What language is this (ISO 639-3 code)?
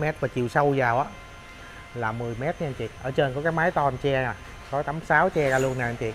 vie